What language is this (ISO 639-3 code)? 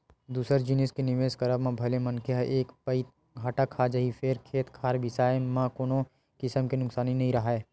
hne